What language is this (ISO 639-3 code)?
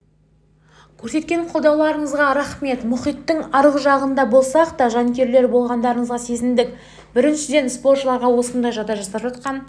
kaz